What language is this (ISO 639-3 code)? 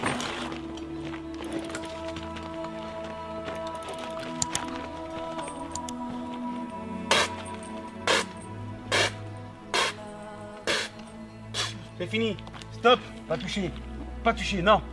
fra